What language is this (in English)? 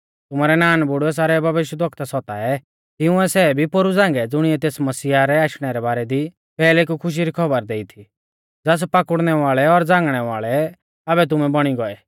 Mahasu Pahari